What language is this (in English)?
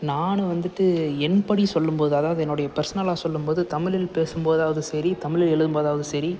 Tamil